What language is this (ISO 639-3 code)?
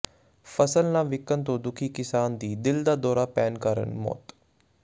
pan